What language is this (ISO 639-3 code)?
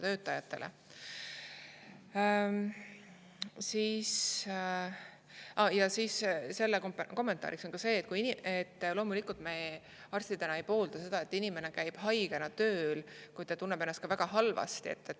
est